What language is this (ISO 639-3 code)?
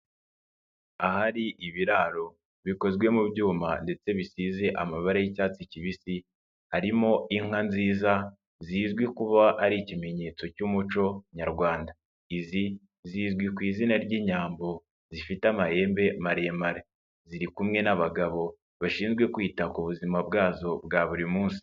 kin